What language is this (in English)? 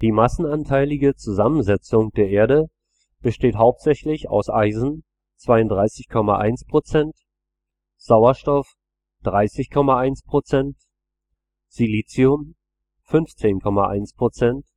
German